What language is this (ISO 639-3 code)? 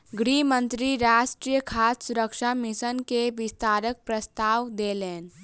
mai